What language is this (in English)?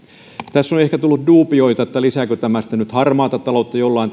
Finnish